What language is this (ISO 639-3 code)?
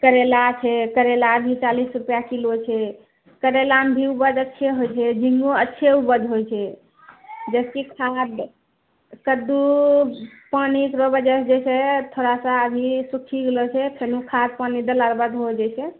mai